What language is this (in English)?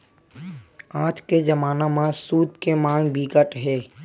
Chhattisgarhi